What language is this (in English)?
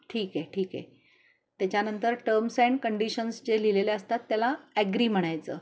Marathi